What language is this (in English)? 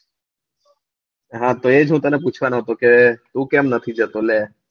Gujarati